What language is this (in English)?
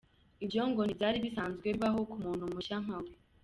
Kinyarwanda